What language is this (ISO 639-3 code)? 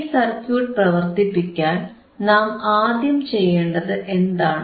mal